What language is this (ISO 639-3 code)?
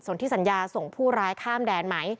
tha